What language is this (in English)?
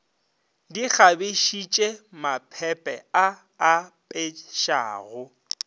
Northern Sotho